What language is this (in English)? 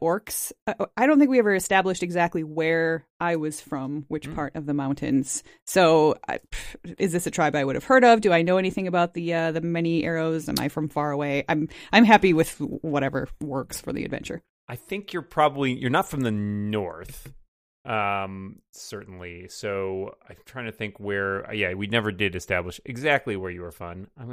English